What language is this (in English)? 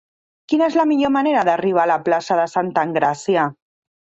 Catalan